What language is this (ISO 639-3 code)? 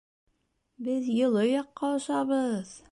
bak